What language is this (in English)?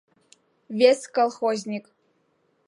Mari